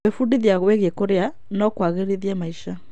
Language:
Kikuyu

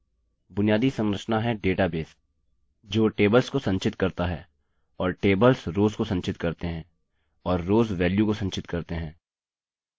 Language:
Hindi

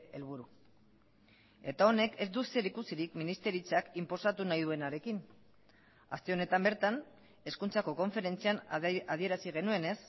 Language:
Basque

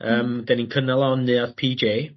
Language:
Welsh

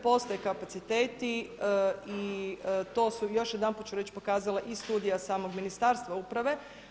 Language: Croatian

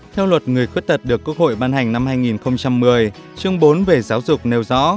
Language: Vietnamese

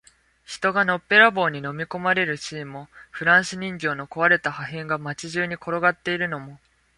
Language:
Japanese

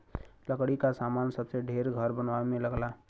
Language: Bhojpuri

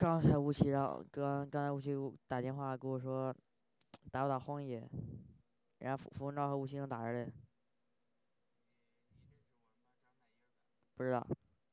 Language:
Chinese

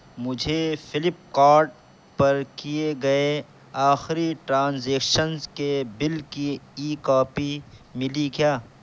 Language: Urdu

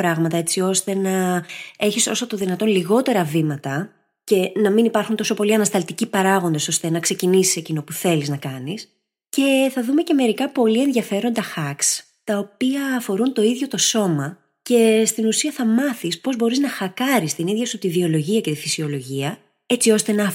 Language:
Greek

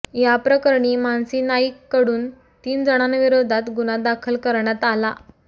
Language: Marathi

